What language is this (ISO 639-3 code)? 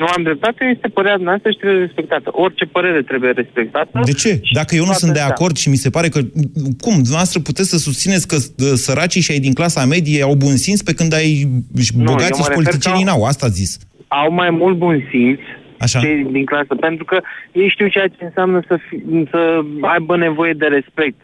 ron